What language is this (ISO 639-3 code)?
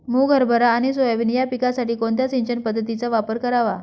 mar